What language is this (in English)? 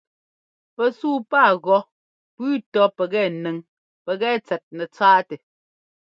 Ngomba